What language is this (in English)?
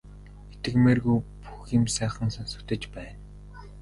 Mongolian